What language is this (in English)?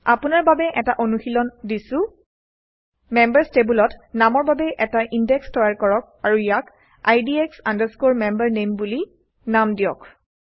Assamese